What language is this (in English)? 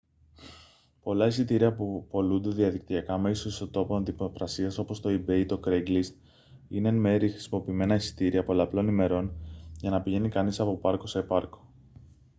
Greek